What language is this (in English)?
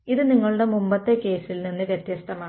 Malayalam